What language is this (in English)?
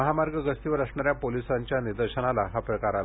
Marathi